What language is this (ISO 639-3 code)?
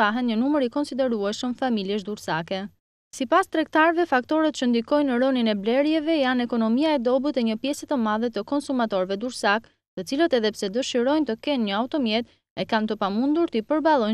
ron